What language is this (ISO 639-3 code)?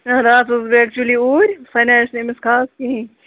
kas